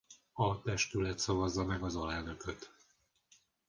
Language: Hungarian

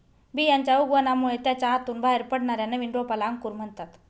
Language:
Marathi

